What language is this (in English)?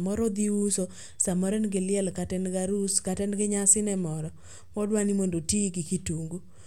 Luo (Kenya and Tanzania)